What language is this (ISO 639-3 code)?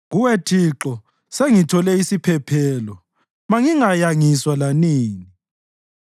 nde